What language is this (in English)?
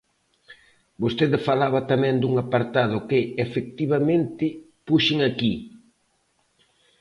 Galician